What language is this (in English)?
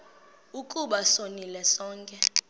Xhosa